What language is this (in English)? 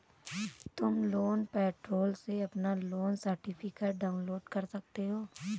Hindi